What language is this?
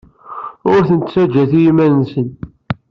Kabyle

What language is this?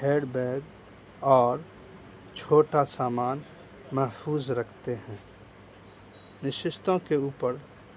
Urdu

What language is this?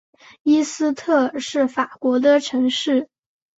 Chinese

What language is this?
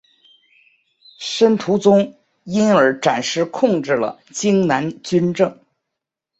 Chinese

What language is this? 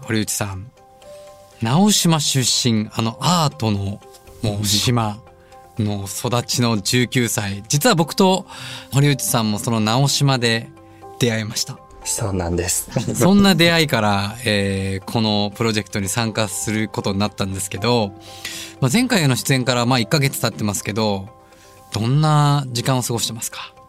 Japanese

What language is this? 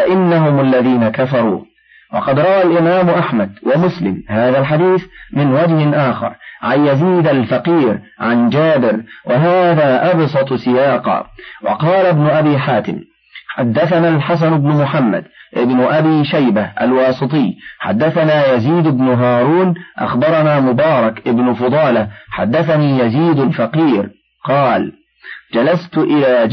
Arabic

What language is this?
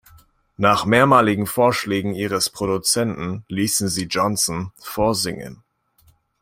German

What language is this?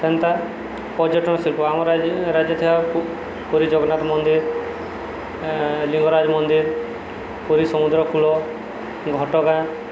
Odia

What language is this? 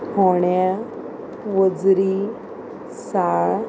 Konkani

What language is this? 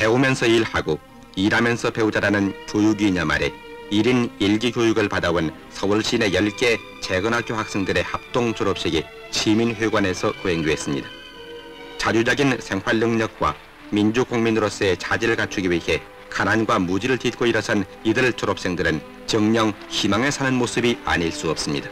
Korean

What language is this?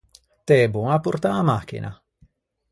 Ligurian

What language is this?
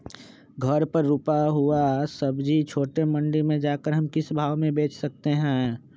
Magahi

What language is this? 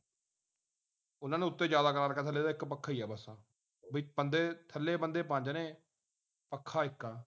Punjabi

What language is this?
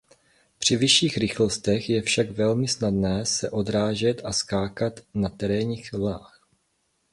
Czech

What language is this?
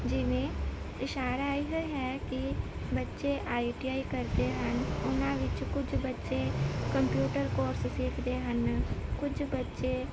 Punjabi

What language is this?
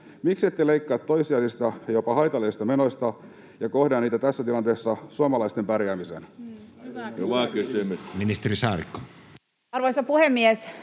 Finnish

